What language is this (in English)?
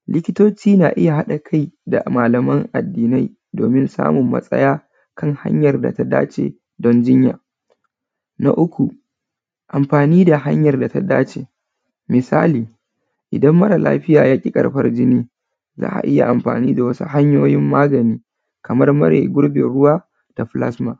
Hausa